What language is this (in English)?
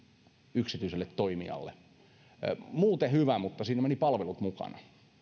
Finnish